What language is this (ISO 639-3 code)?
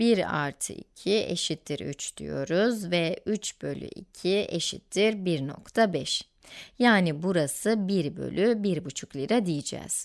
tur